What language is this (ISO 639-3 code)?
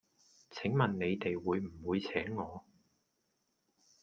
yue